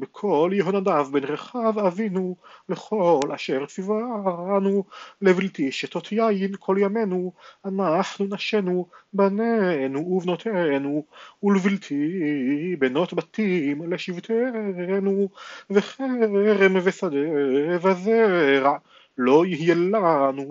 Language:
Hebrew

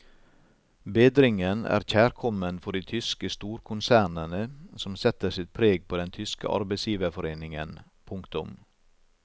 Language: Norwegian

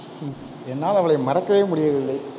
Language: Tamil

